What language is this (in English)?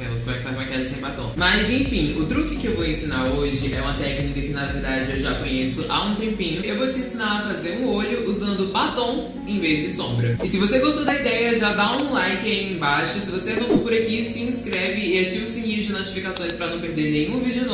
Portuguese